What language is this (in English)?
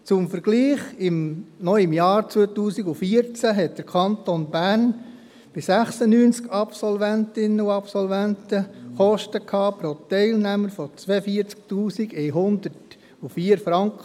Swiss German